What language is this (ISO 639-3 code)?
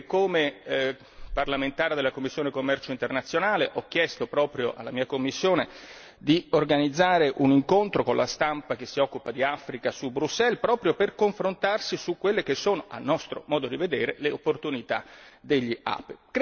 ita